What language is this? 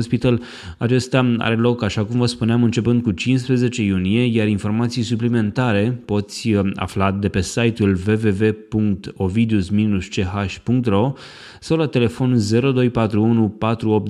Romanian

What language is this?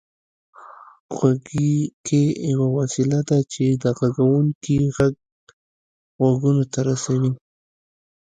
Pashto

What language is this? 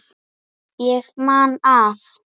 Icelandic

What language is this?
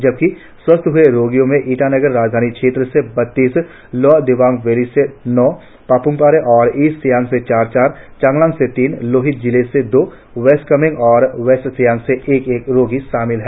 Hindi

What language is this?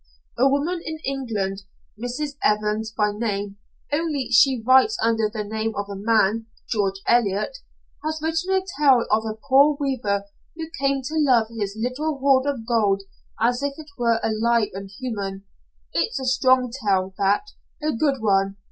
English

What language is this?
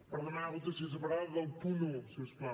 Catalan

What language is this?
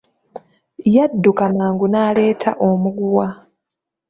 Ganda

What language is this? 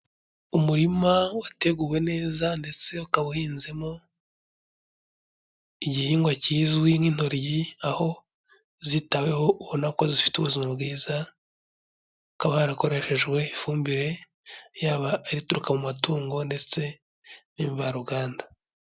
Kinyarwanda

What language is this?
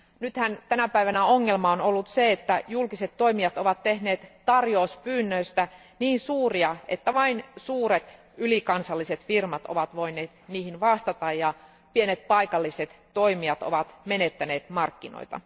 Finnish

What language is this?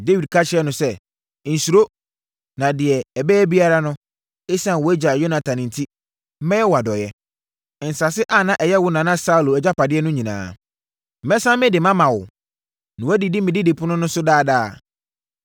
Akan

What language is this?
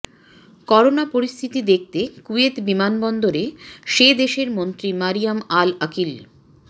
Bangla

